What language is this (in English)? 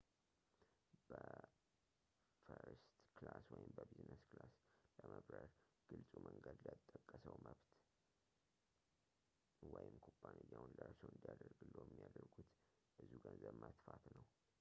Amharic